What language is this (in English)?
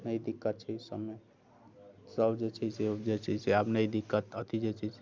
Maithili